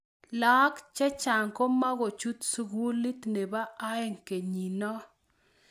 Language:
Kalenjin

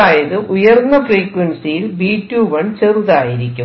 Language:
Malayalam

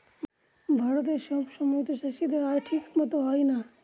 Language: Bangla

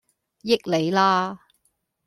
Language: Cantonese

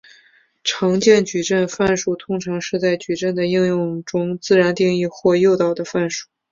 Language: Chinese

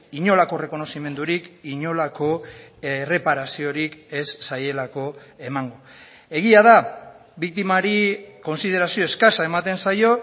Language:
Basque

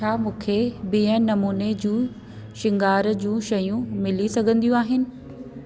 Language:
Sindhi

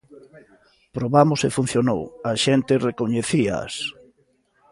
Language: Galician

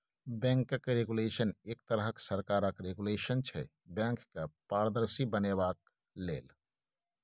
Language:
Maithili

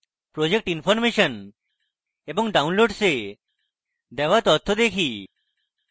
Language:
Bangla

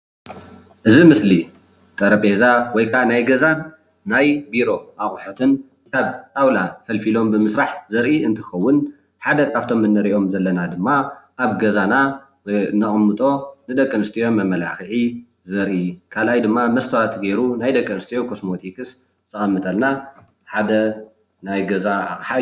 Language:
Tigrinya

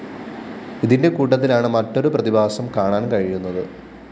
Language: Malayalam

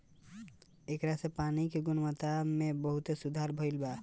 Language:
Bhojpuri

